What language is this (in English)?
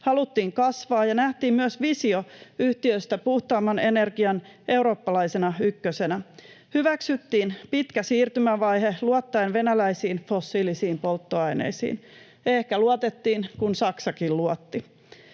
Finnish